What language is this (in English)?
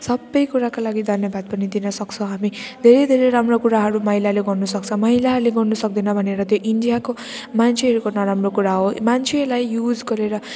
Nepali